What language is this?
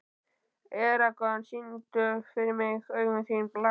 Icelandic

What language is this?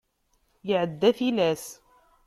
Kabyle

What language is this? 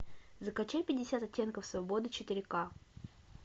Russian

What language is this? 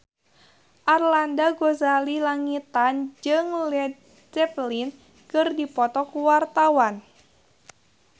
Sundanese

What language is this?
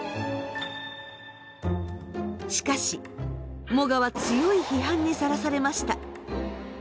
Japanese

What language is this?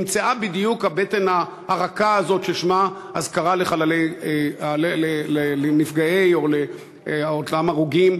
Hebrew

